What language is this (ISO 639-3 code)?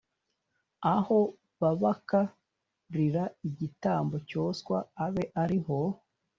kin